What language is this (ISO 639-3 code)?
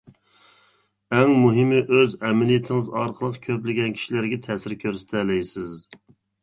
uig